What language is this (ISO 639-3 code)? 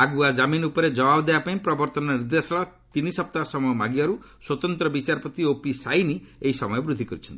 ori